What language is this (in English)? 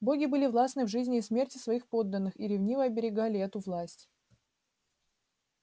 Russian